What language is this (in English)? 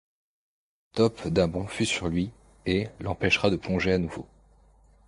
French